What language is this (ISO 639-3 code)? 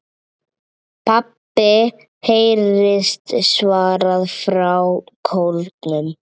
isl